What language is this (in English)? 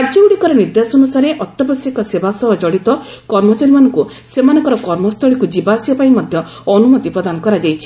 Odia